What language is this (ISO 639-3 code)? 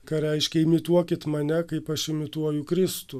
lit